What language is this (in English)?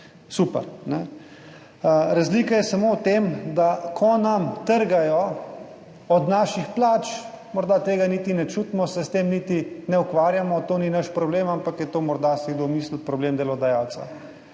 Slovenian